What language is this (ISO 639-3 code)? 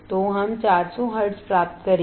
hin